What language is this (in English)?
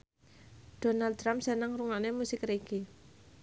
Javanese